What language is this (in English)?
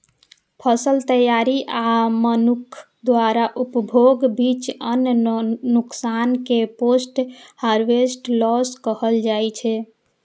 Maithili